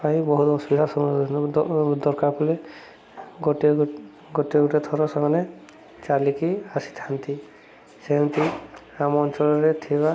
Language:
Odia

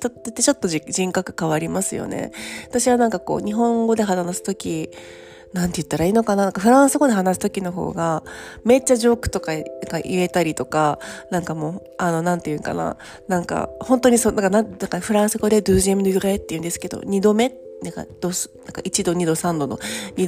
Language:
Japanese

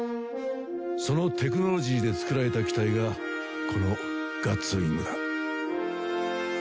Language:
Japanese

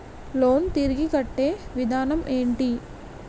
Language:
Telugu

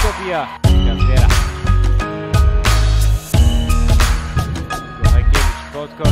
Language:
Polish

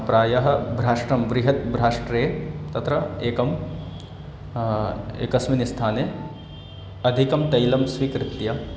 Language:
Sanskrit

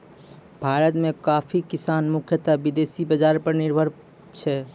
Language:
Maithili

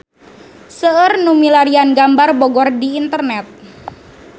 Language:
Sundanese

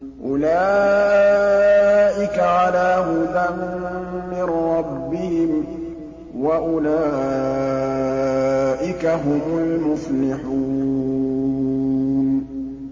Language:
Arabic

